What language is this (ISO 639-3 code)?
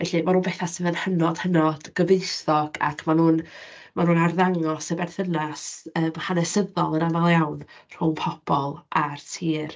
cym